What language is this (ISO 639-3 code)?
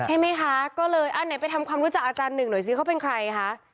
tha